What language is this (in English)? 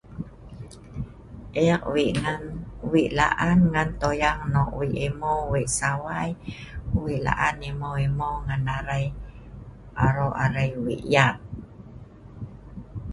Sa'ban